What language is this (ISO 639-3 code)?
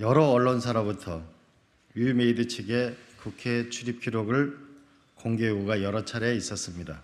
kor